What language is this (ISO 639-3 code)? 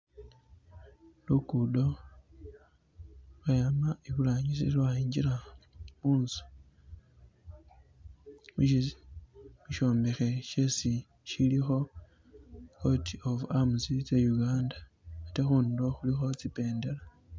myx